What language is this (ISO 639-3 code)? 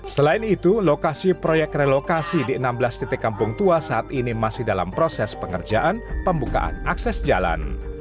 ind